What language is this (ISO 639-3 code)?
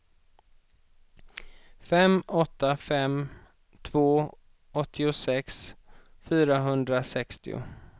swe